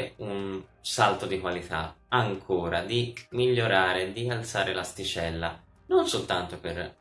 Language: Italian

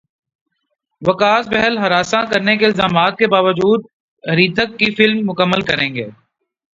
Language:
Urdu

